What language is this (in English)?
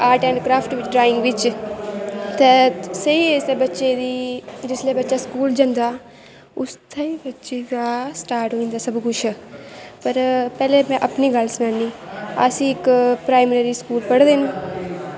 Dogri